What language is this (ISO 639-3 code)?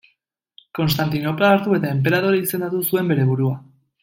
eus